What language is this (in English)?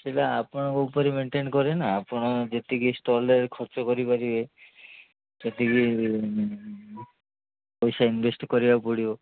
Odia